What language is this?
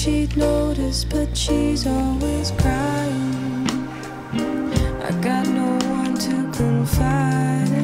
English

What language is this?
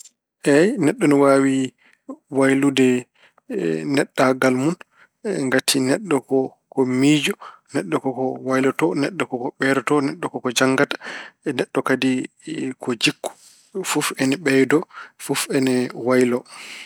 Fula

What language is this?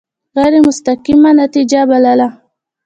Pashto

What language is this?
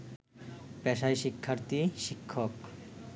Bangla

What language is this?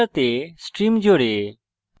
Bangla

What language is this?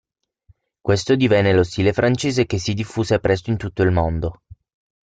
Italian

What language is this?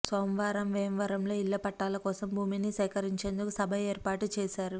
Telugu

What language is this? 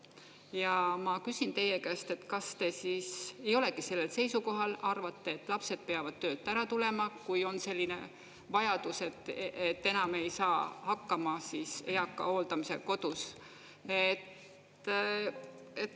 Estonian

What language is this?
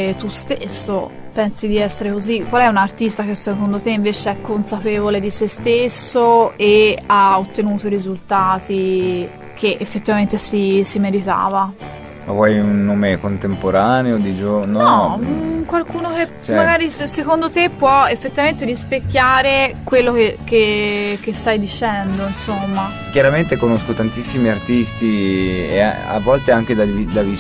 Italian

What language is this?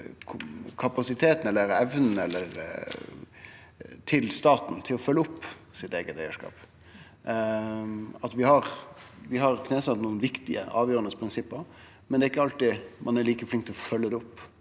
Norwegian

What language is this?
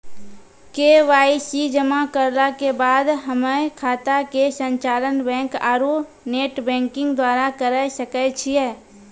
Maithili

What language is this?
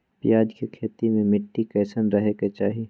Magahi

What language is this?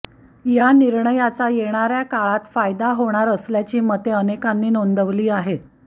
Marathi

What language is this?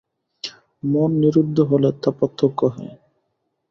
Bangla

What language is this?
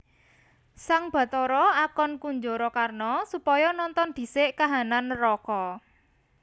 Javanese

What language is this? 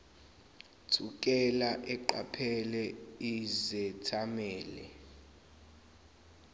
Zulu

